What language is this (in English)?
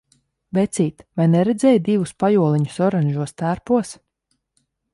Latvian